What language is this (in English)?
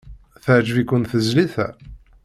Kabyle